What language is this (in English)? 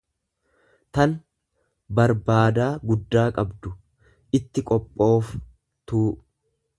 Oromo